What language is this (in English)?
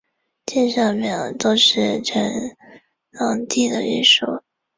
Chinese